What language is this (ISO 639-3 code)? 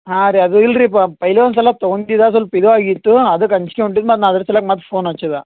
kan